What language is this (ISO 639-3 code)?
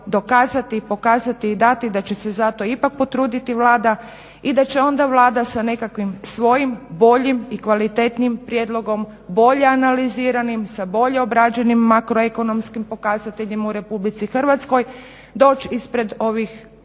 hrv